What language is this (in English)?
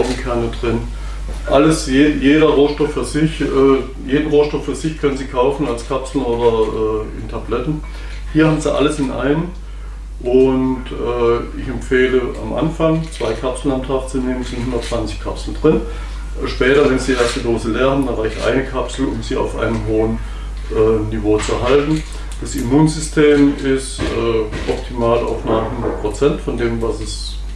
German